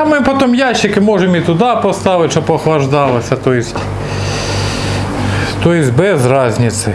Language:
Russian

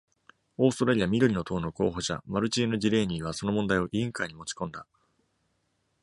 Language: Japanese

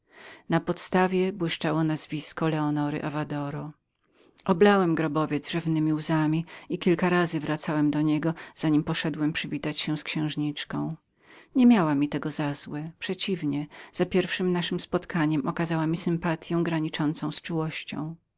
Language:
Polish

